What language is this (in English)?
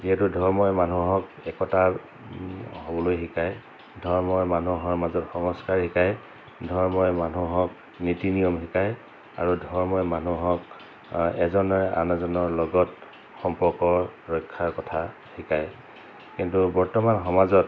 Assamese